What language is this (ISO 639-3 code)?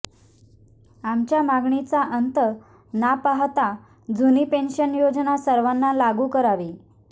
mar